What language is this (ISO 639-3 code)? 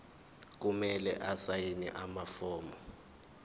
zul